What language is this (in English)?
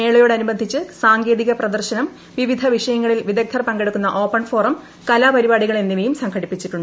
Malayalam